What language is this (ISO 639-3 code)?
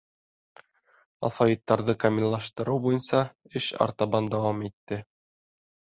bak